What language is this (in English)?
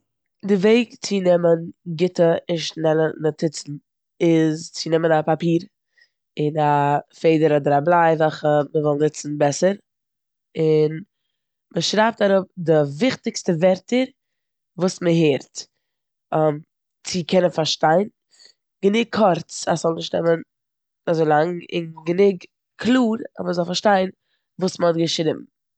Yiddish